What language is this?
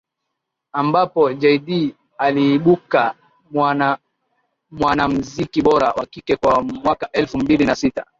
Swahili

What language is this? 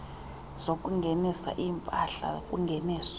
Xhosa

